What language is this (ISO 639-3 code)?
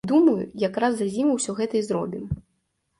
bel